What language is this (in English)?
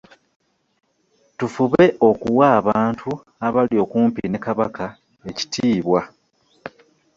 Ganda